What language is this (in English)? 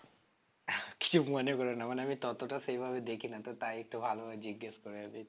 Bangla